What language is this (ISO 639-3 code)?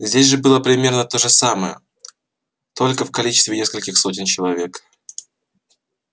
rus